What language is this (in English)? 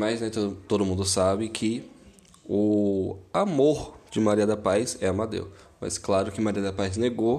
Portuguese